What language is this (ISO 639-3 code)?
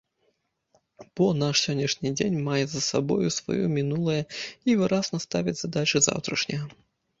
bel